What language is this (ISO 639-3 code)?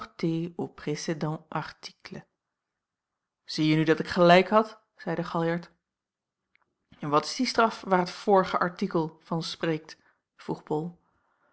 nld